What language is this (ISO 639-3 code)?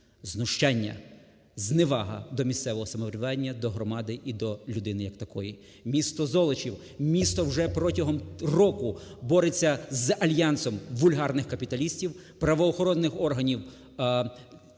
ukr